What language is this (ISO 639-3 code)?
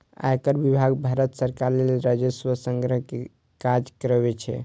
mai